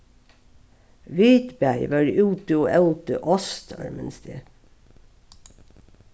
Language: Faroese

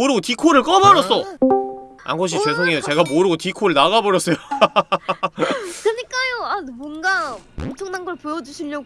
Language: Korean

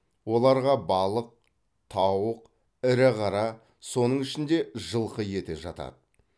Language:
Kazakh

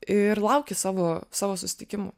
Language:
Lithuanian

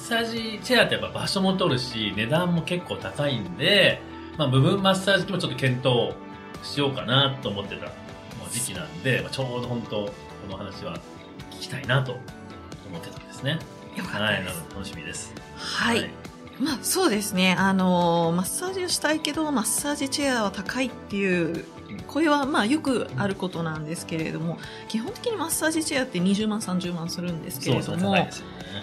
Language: Japanese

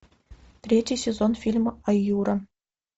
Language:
Russian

